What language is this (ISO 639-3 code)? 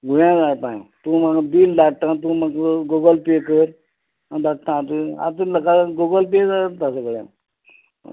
kok